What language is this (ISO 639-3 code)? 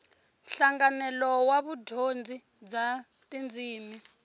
tso